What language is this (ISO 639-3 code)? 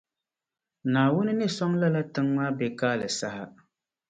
dag